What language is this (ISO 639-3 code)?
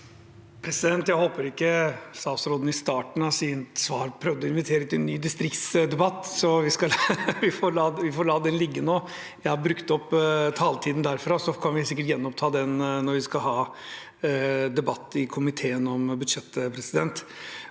nor